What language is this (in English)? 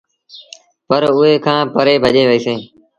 Sindhi Bhil